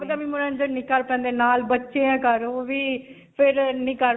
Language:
Punjabi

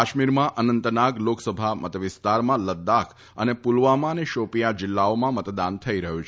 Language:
Gujarati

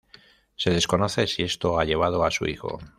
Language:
Spanish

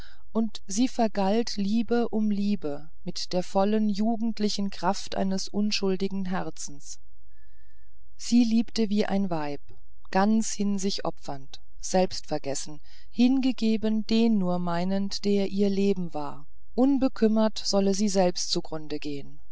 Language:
German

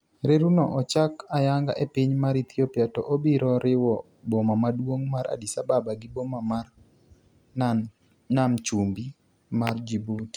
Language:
Luo (Kenya and Tanzania)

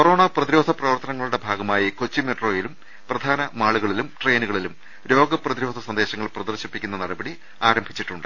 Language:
Malayalam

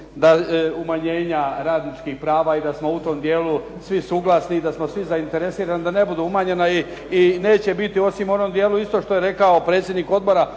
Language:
Croatian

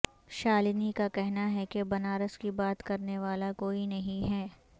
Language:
Urdu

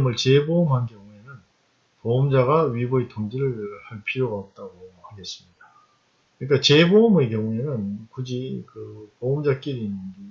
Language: Korean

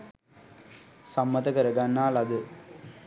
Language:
Sinhala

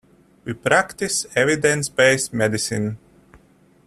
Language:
English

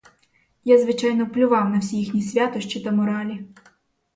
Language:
Ukrainian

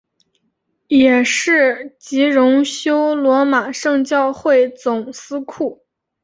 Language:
Chinese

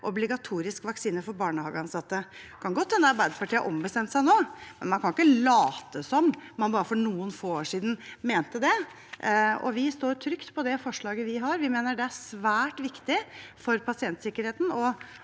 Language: Norwegian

